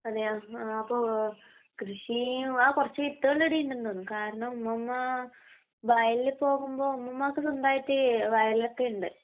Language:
Malayalam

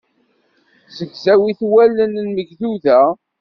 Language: Kabyle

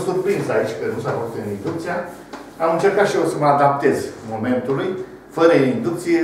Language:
Romanian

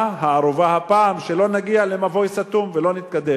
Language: Hebrew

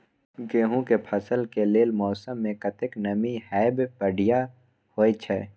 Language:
Maithili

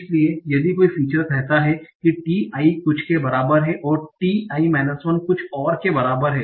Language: Hindi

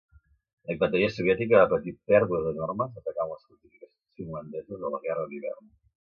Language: Catalan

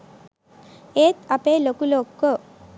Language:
Sinhala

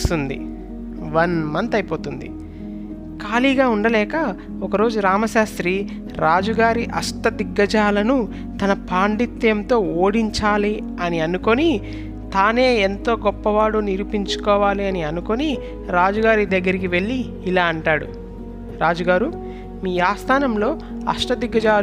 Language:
Telugu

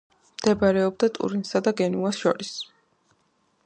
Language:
Georgian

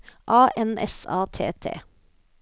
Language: Norwegian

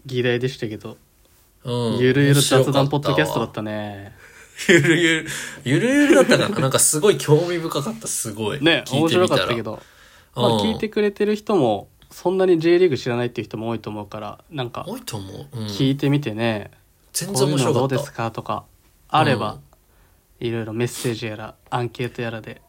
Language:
Japanese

